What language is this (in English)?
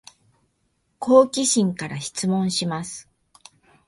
Japanese